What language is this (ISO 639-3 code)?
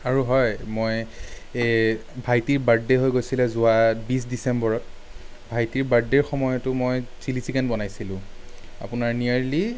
asm